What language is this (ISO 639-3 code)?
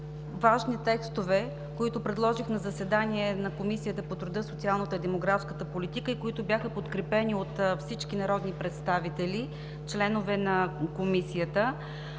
bul